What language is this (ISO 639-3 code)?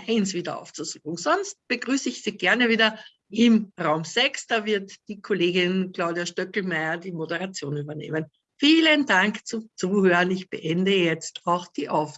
deu